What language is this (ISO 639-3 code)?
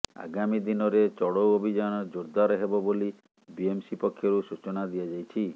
ori